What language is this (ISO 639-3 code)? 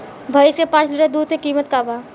bho